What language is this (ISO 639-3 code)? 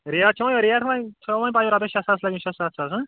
kas